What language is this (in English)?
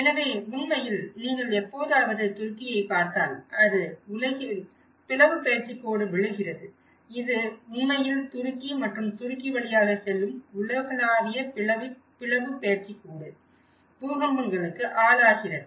Tamil